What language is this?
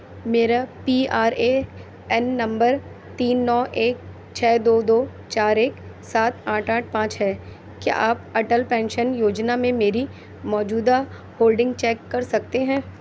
Urdu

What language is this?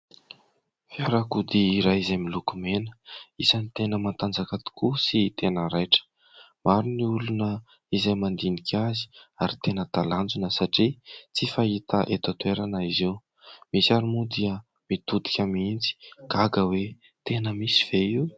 Malagasy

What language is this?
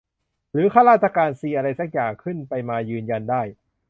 Thai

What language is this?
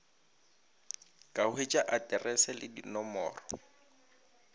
Northern Sotho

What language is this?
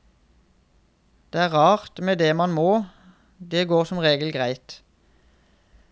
Norwegian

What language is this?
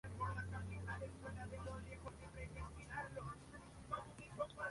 Spanish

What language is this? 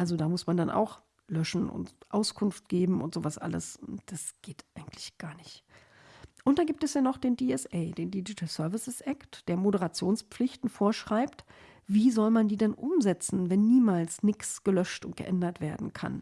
German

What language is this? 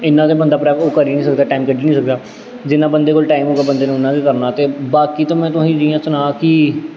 Dogri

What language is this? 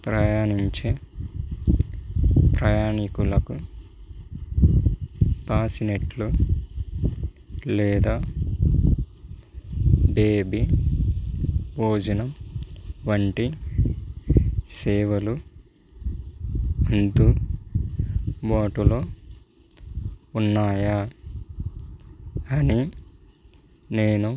Telugu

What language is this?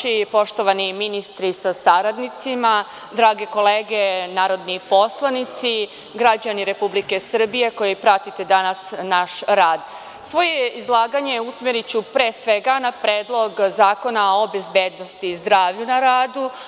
Serbian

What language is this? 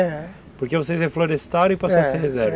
Portuguese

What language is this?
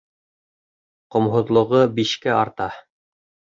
Bashkir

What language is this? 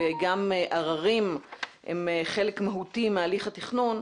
Hebrew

